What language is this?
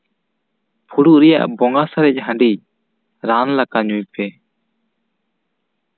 Santali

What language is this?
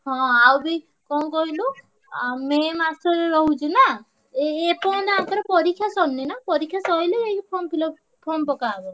Odia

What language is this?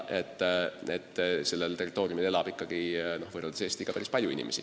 Estonian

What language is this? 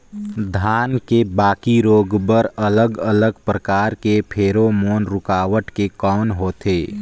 Chhattisgarhi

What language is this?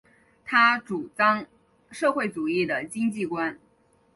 Chinese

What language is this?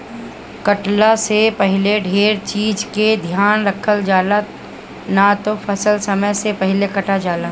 Bhojpuri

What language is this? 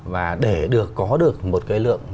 Vietnamese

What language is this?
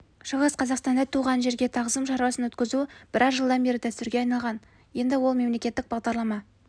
Kazakh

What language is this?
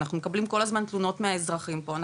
Hebrew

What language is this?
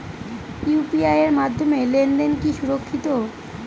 Bangla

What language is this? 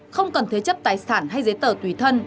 Vietnamese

